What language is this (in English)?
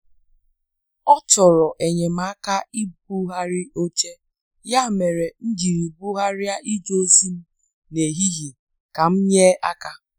Igbo